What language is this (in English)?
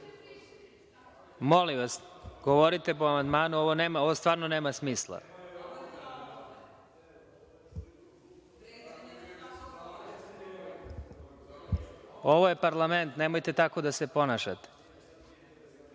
Serbian